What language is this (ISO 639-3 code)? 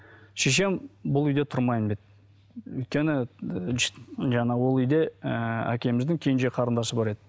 kaz